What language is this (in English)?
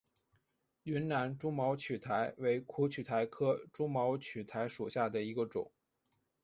Chinese